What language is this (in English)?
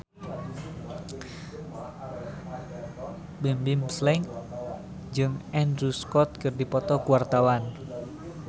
Sundanese